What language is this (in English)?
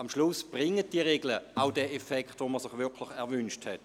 Swiss German